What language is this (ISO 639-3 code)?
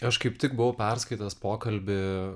lit